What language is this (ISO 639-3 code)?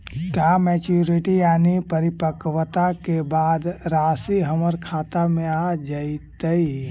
mag